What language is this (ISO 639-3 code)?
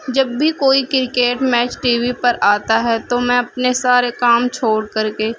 urd